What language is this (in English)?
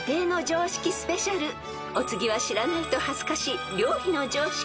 Japanese